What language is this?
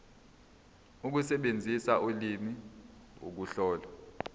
Zulu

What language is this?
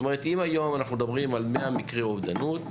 Hebrew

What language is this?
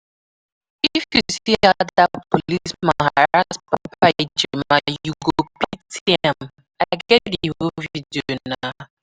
Nigerian Pidgin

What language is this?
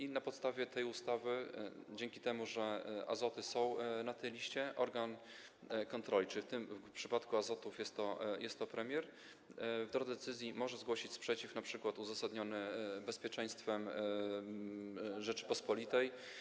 Polish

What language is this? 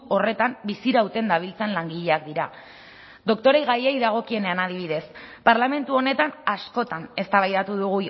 Basque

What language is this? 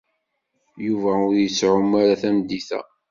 Kabyle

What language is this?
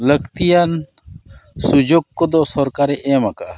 Santali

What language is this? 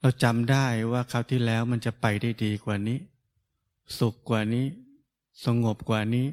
Thai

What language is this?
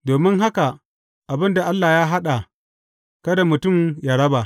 Hausa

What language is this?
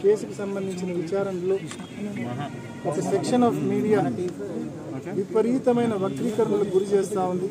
Hindi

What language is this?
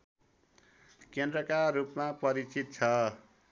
Nepali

